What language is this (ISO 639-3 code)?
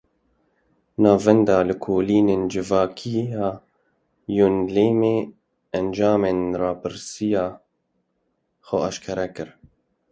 kur